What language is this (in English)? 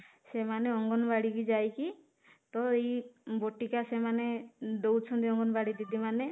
Odia